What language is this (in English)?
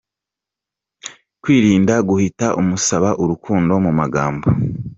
Kinyarwanda